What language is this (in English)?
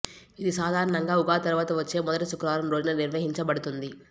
Telugu